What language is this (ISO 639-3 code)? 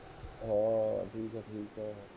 pan